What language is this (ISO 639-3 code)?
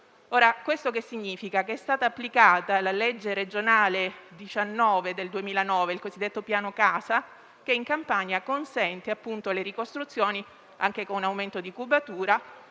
ita